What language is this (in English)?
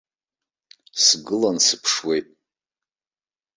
Abkhazian